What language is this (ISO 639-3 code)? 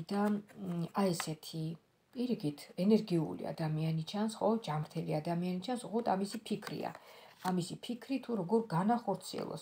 ron